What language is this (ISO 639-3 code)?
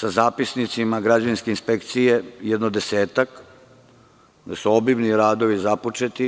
srp